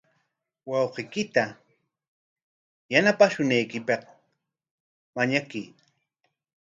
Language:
Corongo Ancash Quechua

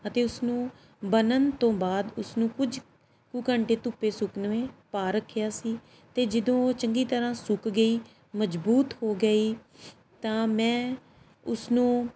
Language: Punjabi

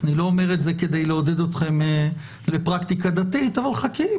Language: Hebrew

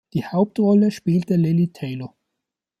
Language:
German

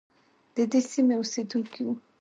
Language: Pashto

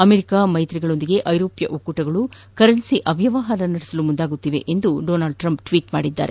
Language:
Kannada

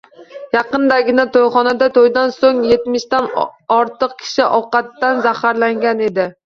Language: Uzbek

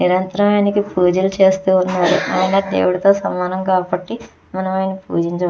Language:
Telugu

